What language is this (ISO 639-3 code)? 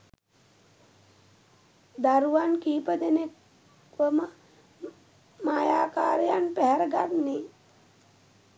sin